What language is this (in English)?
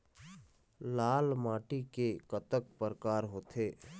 Chhattisgarhi